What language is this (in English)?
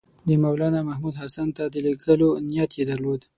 Pashto